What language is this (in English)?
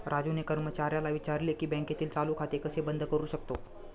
Marathi